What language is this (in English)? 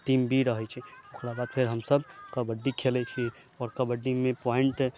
Maithili